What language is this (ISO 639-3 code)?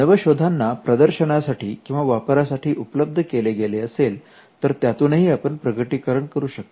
mar